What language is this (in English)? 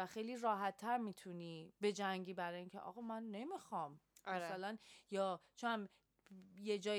Persian